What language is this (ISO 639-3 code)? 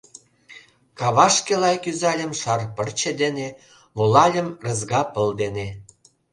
chm